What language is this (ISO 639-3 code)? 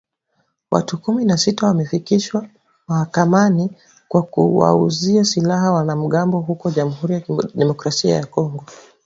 swa